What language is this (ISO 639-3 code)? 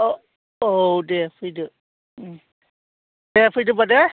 brx